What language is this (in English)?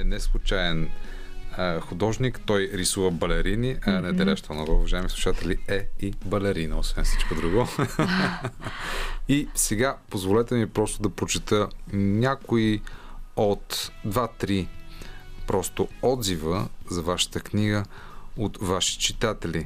Bulgarian